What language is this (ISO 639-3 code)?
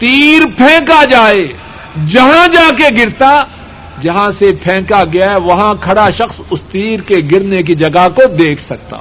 urd